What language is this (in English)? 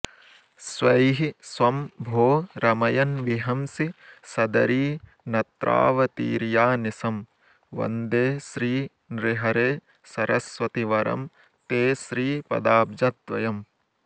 Sanskrit